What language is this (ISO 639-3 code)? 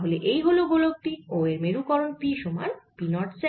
ben